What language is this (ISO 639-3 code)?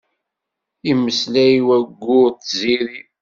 kab